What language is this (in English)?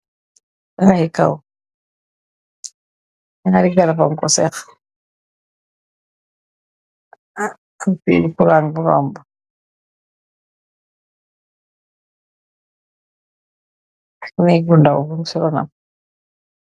Wolof